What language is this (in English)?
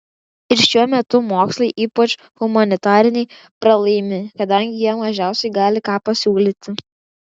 Lithuanian